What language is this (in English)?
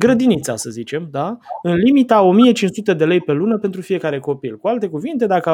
Romanian